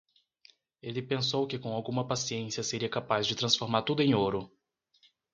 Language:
Portuguese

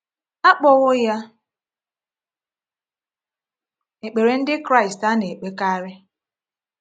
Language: Igbo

